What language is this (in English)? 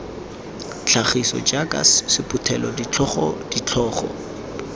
Tswana